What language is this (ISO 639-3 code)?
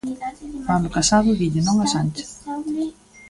glg